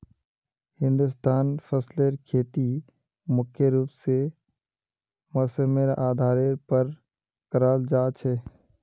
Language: Magahi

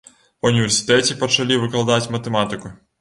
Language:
Belarusian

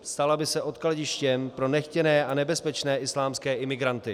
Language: Czech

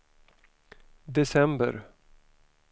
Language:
Swedish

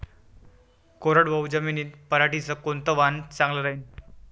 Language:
Marathi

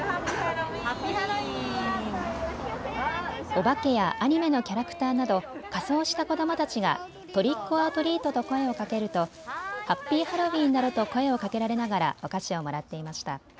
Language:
Japanese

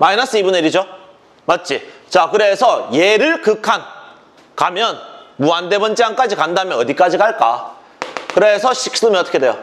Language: Korean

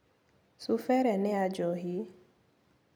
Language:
Kikuyu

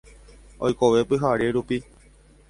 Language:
Guarani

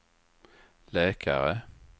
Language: Swedish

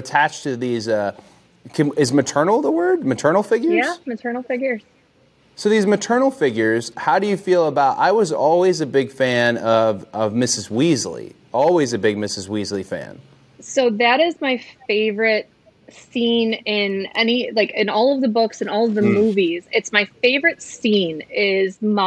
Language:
English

